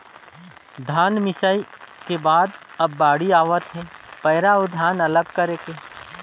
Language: Chhattisgarhi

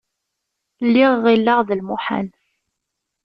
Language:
Kabyle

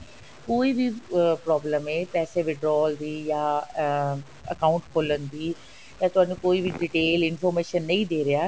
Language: Punjabi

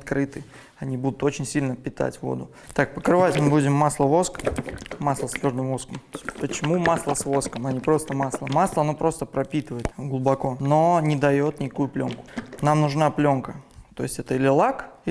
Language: Russian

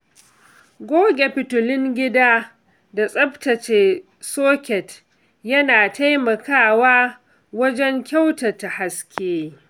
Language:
Hausa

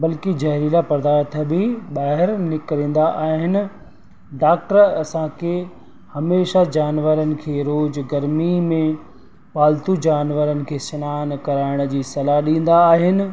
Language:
Sindhi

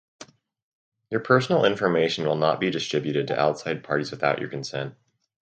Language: English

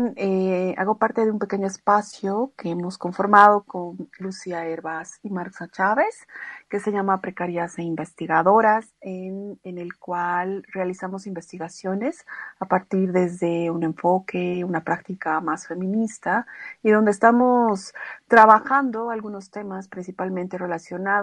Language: Spanish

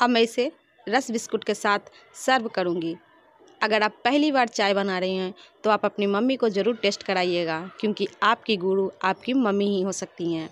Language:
Hindi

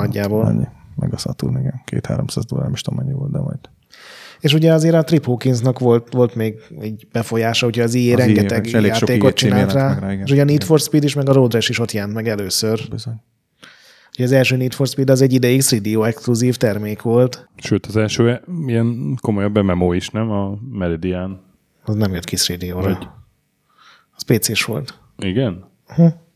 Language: Hungarian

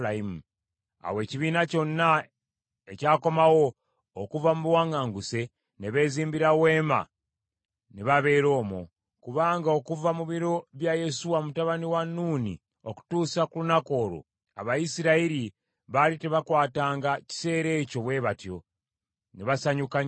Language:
Ganda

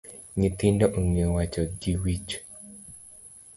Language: Luo (Kenya and Tanzania)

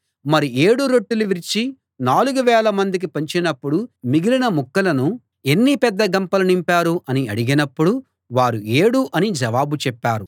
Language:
Telugu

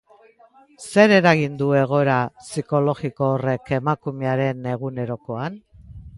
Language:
Basque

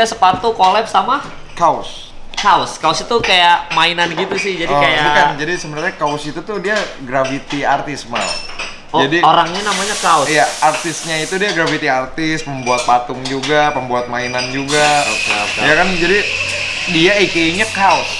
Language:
Indonesian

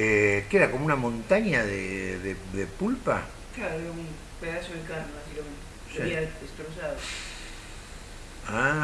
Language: Spanish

